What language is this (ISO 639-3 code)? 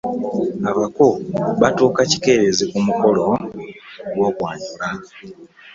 lug